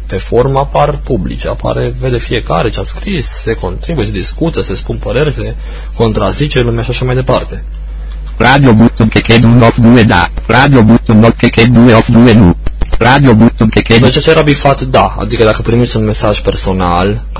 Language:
Romanian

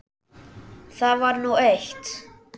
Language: Icelandic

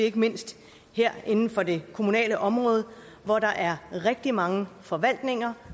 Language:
Danish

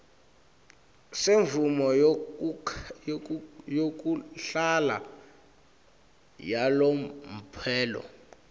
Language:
Swati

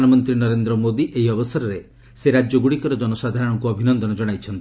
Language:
Odia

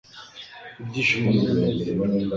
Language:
Kinyarwanda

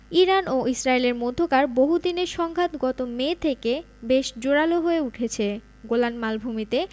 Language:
Bangla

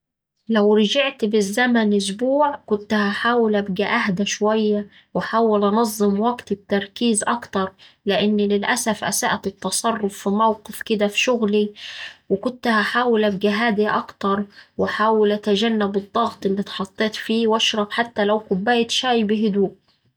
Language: Saidi Arabic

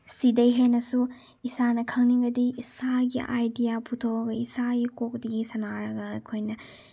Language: Manipuri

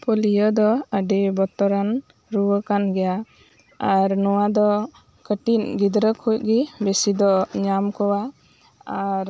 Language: Santali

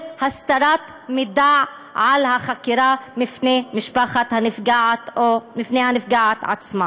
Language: Hebrew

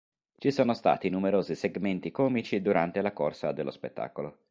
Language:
Italian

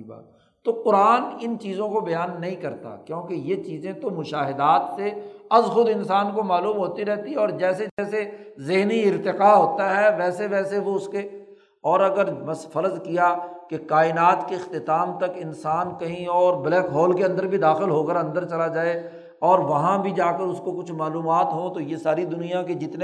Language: Urdu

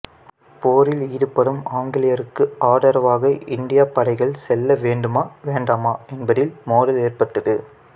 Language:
Tamil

